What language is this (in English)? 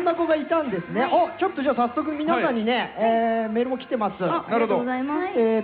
Japanese